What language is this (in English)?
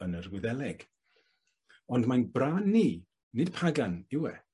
Welsh